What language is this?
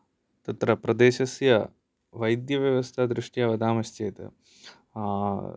Sanskrit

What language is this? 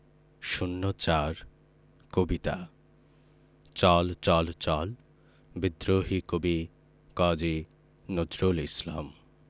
Bangla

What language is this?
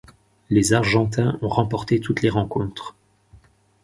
French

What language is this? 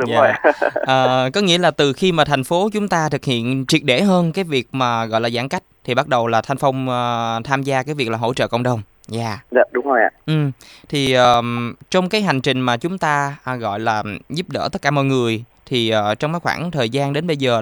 Vietnamese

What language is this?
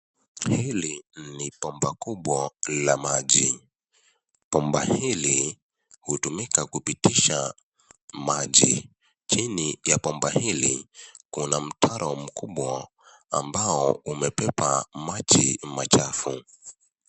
Swahili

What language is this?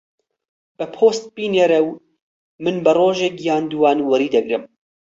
Central Kurdish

